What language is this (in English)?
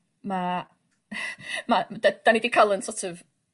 Welsh